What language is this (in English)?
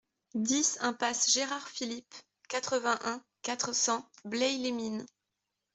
French